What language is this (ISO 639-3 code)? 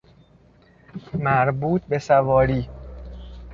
fas